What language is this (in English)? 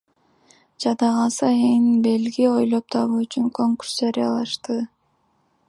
Kyrgyz